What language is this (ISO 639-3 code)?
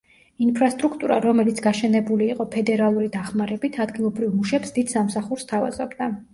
kat